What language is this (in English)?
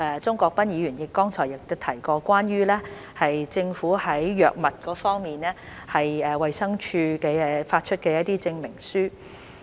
Cantonese